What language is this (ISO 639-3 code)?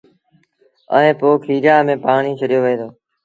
sbn